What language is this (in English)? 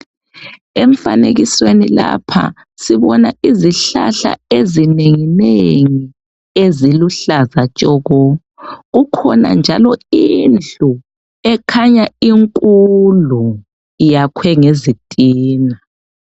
North Ndebele